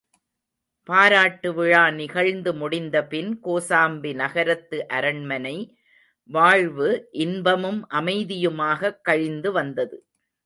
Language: Tamil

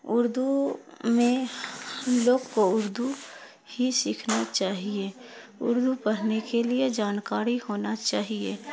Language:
Urdu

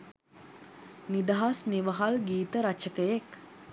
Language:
Sinhala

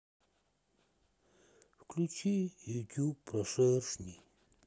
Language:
Russian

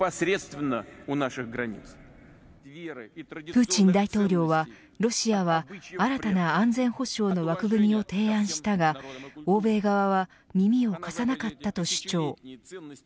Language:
Japanese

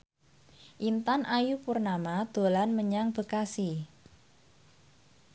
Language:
Javanese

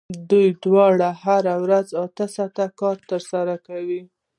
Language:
Pashto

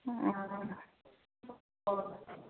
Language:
Manipuri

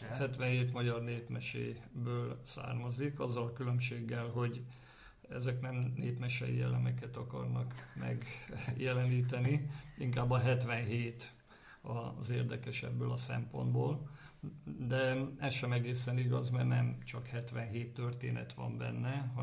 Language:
Hungarian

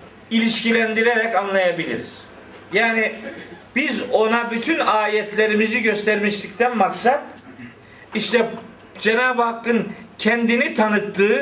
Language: Turkish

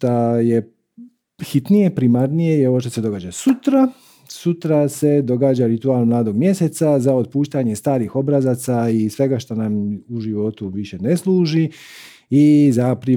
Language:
Croatian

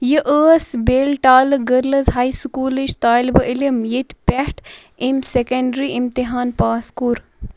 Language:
Kashmiri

